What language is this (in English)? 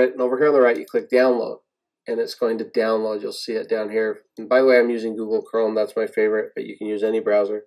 English